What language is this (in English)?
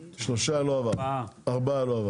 Hebrew